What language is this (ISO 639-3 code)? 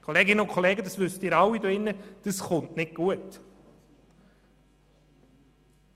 gsw